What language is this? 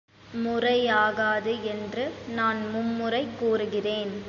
Tamil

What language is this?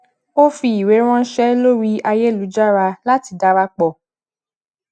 Yoruba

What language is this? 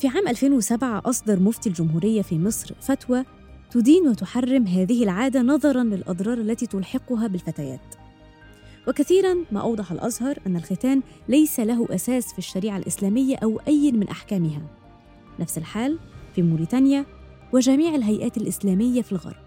Arabic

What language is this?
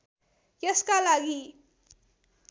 Nepali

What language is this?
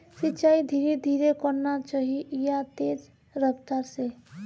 Magahi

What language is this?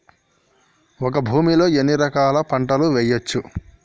Telugu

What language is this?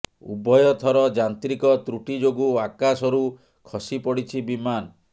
Odia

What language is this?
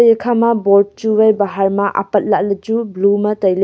Wancho Naga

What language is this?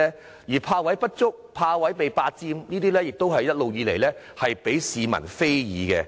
Cantonese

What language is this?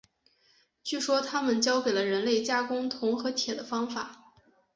Chinese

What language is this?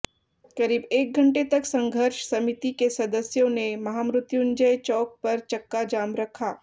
Hindi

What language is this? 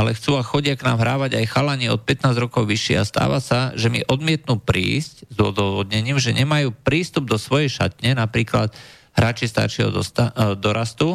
Slovak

